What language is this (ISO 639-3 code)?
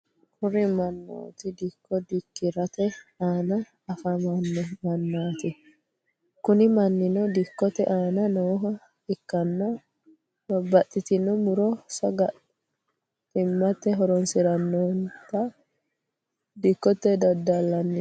sid